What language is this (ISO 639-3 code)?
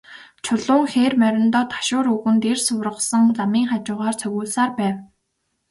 mon